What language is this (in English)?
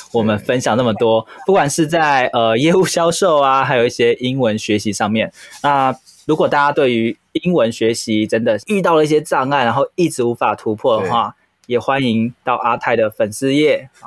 Chinese